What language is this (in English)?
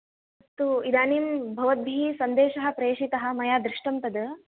Sanskrit